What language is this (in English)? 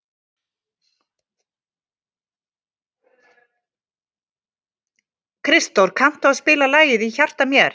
Icelandic